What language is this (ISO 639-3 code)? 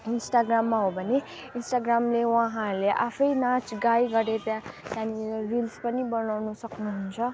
nep